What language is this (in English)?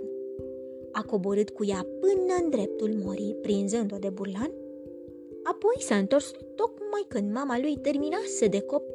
Romanian